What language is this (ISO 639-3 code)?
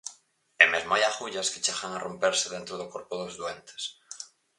glg